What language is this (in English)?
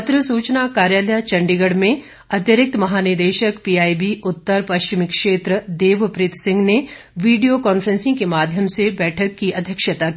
Hindi